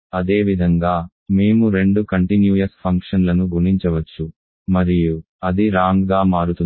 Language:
Telugu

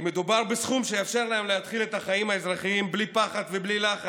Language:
Hebrew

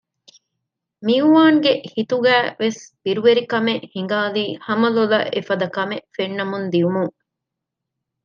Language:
Divehi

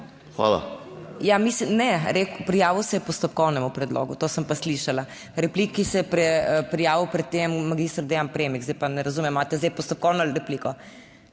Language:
Slovenian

